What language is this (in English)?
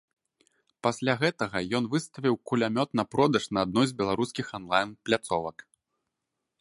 Belarusian